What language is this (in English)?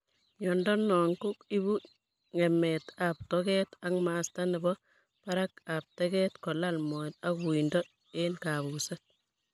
Kalenjin